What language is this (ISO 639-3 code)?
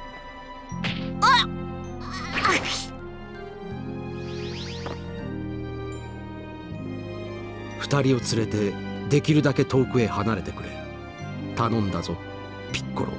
jpn